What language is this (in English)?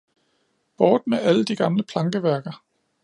Danish